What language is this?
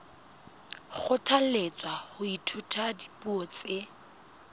Southern Sotho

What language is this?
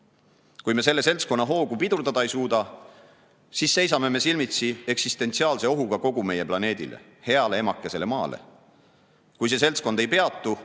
Estonian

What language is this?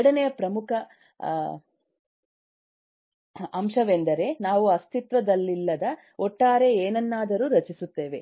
Kannada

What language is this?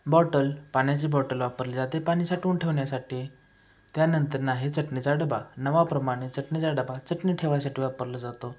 Marathi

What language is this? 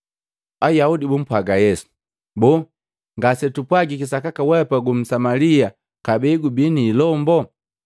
Matengo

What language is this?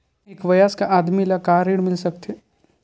Chhattisgarhi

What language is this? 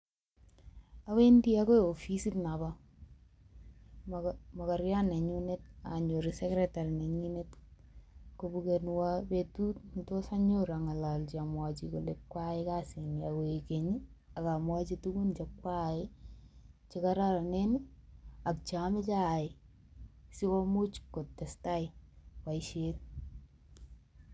Kalenjin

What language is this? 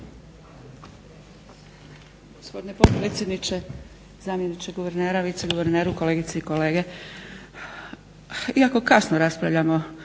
Croatian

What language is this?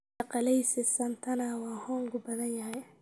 Somali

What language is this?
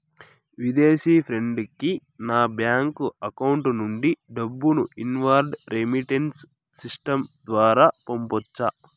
Telugu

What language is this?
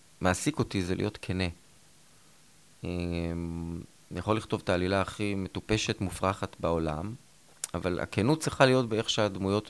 Hebrew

